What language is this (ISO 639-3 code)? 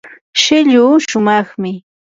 qur